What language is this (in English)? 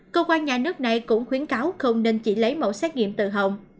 Vietnamese